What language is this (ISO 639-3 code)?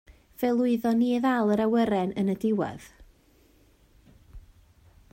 cym